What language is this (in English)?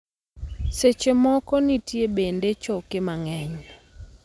Luo (Kenya and Tanzania)